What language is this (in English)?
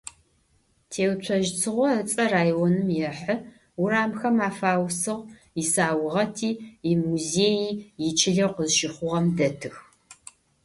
Adyghe